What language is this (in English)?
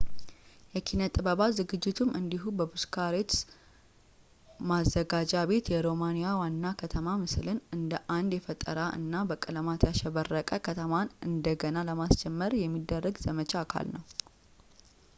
Amharic